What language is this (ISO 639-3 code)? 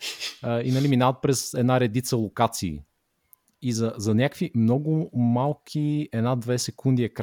bul